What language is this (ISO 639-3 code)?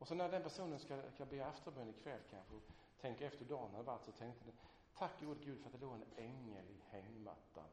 swe